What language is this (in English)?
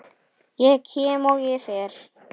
Icelandic